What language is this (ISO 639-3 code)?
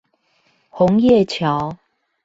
zho